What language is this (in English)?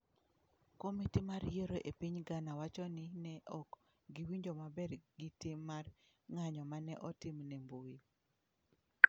Luo (Kenya and Tanzania)